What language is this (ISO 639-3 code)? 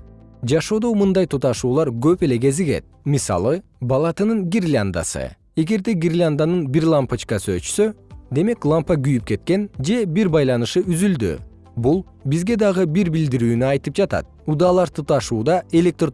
kir